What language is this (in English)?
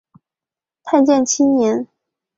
Chinese